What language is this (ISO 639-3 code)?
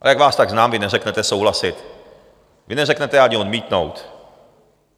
ces